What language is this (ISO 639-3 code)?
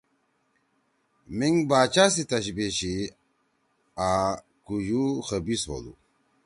trw